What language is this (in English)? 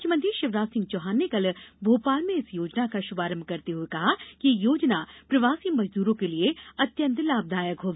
Hindi